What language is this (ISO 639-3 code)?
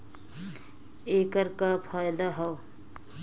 bho